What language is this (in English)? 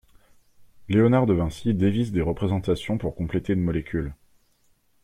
French